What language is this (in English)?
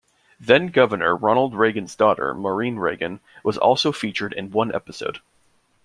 English